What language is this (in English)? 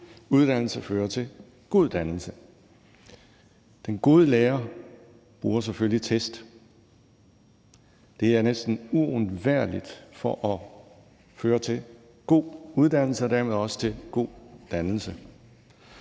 Danish